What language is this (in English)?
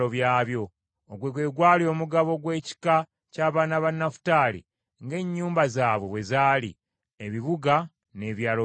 Ganda